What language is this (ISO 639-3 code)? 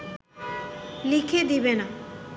ben